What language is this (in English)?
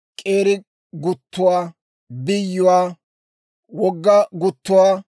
Dawro